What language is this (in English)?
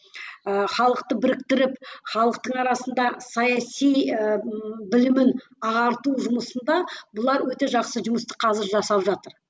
Kazakh